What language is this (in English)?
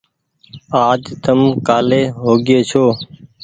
Goaria